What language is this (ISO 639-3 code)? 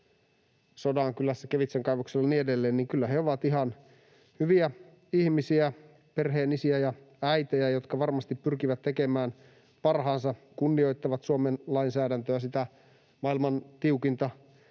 fin